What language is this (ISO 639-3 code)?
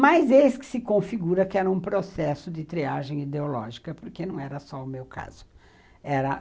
por